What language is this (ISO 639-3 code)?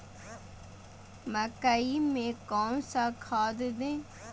mag